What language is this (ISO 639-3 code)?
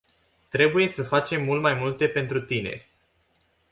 ron